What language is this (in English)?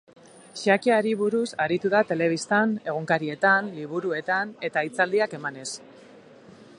Basque